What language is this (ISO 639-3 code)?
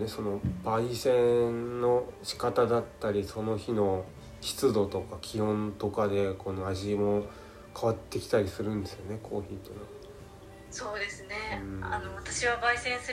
jpn